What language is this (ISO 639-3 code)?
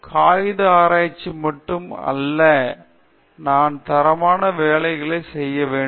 tam